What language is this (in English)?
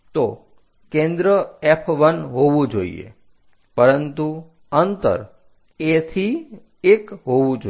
Gujarati